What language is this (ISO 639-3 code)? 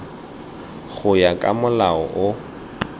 tsn